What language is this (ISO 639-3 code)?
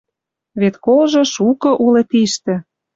mrj